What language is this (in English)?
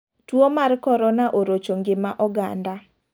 Luo (Kenya and Tanzania)